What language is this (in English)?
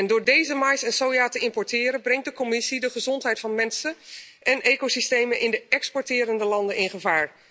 Dutch